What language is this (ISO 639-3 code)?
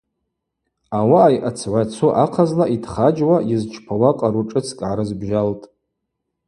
abq